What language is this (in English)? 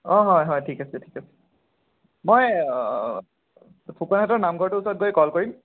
Assamese